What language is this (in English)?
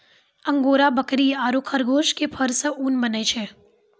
Maithili